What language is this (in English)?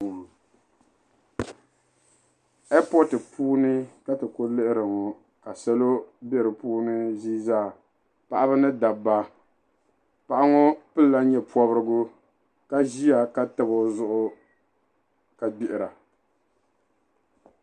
Dagbani